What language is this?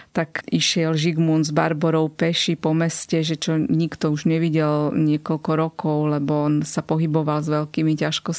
Slovak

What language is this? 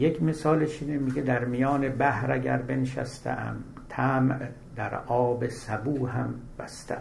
Persian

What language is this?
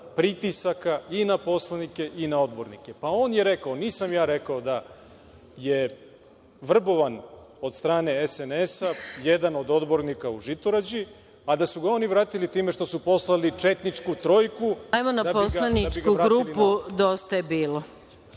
Serbian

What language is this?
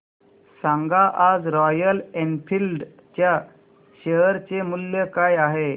Marathi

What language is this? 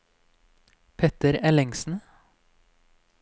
Norwegian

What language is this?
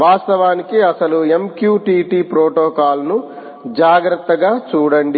Telugu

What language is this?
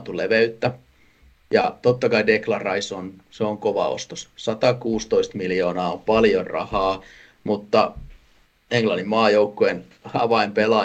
Finnish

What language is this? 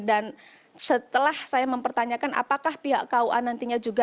Indonesian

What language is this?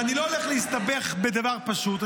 Hebrew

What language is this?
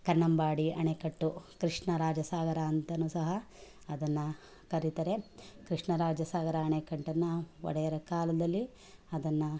Kannada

